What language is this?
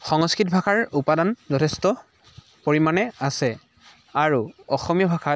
Assamese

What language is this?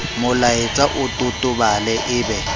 Southern Sotho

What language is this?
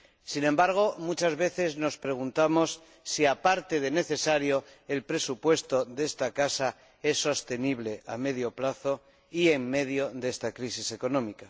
Spanish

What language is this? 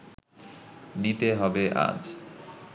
Bangla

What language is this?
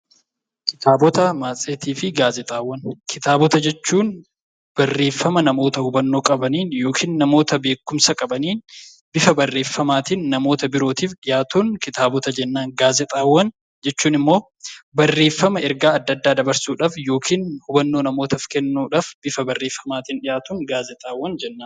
Oromo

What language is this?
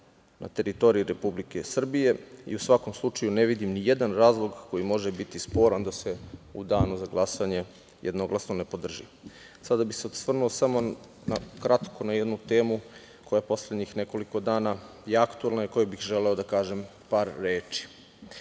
Serbian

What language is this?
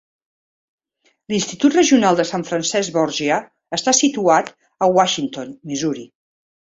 Catalan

